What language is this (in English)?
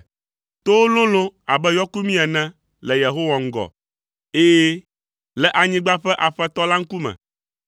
Ewe